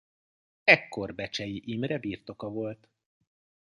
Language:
Hungarian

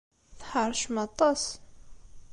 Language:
Kabyle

